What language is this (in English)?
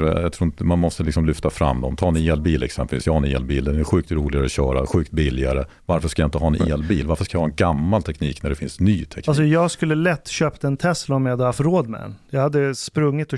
Swedish